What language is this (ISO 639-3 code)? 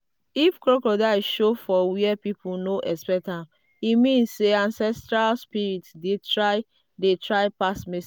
pcm